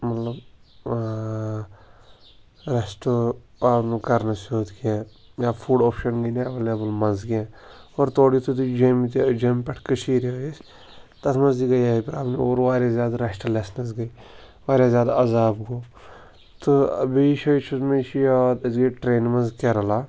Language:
Kashmiri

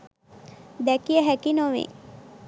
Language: Sinhala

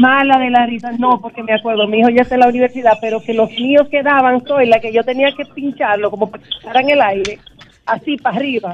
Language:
Spanish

